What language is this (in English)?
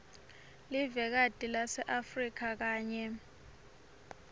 Swati